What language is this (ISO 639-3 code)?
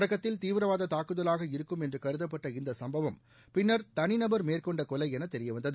tam